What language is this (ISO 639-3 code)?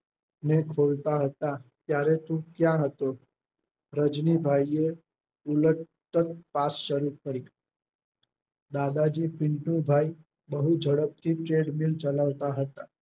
guj